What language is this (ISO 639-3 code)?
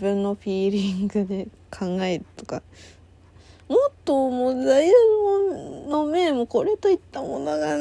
jpn